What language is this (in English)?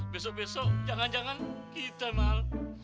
Indonesian